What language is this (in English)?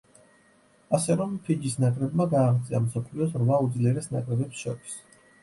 Georgian